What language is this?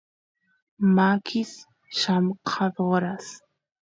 Santiago del Estero Quichua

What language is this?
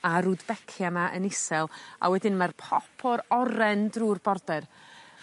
Welsh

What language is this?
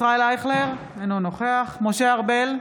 Hebrew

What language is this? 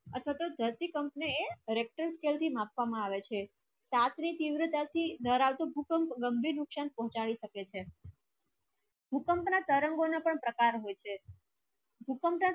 Gujarati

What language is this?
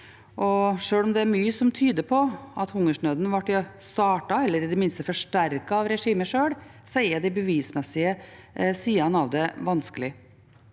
Norwegian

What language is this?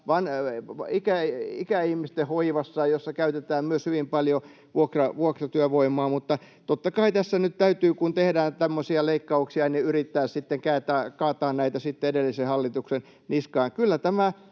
Finnish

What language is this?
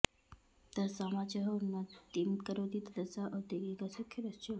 Sanskrit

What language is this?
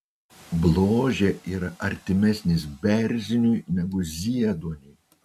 Lithuanian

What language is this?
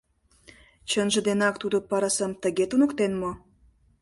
Mari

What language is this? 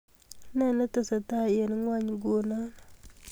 Kalenjin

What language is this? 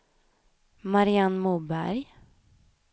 Swedish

